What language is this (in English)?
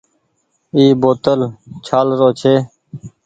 Goaria